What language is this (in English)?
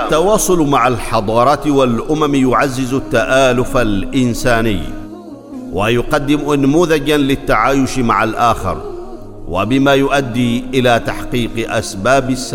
Arabic